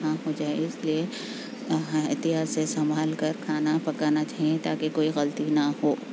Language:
Urdu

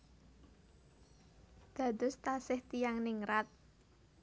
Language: Javanese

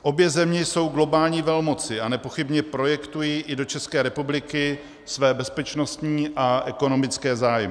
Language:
Czech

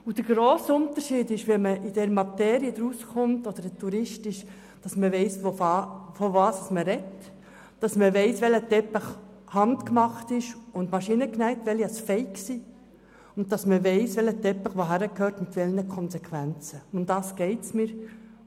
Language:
Swiss German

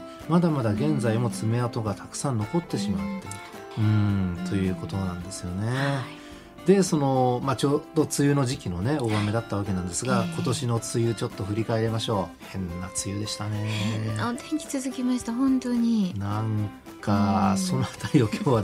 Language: Japanese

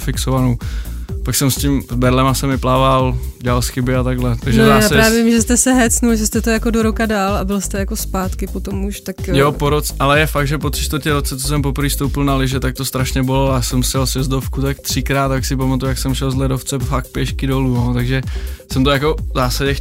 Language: Czech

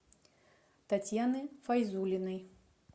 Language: Russian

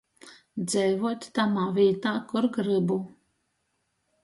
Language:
Latgalian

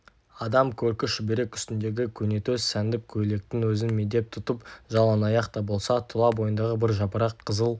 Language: Kazakh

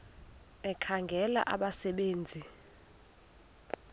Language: Xhosa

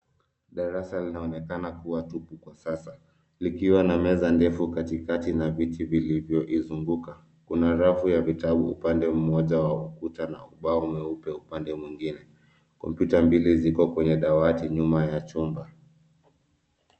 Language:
Swahili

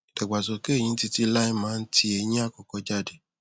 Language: Yoruba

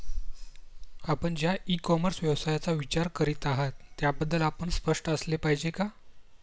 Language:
Marathi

